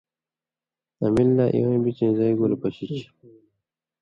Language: Indus Kohistani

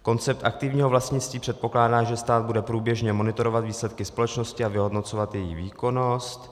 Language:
Czech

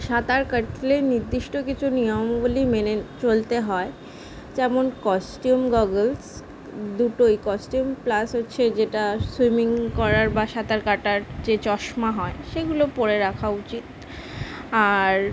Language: Bangla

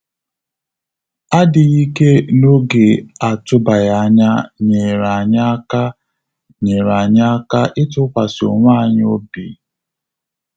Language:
Igbo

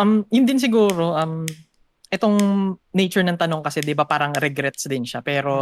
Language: Filipino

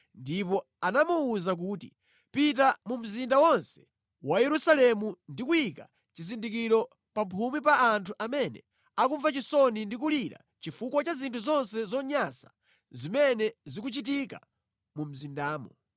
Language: Nyanja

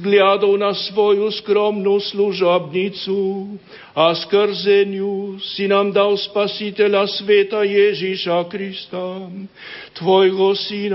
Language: Slovak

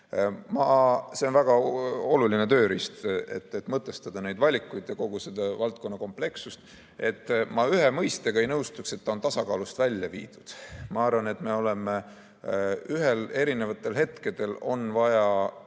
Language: Estonian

